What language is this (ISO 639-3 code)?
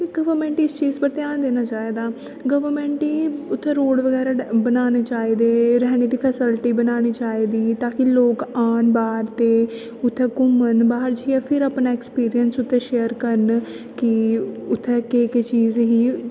doi